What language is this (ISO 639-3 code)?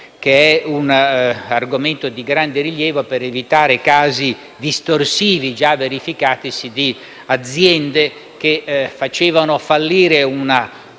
ita